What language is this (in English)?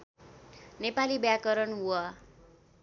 Nepali